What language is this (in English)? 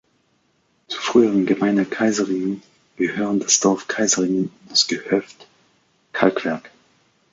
German